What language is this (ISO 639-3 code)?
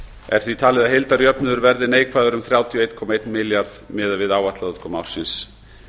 isl